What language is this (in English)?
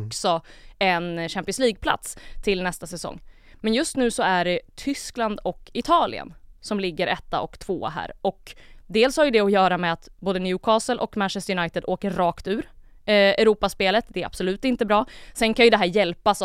Swedish